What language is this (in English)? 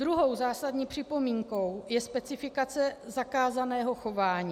Czech